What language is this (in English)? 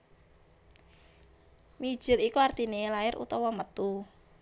Javanese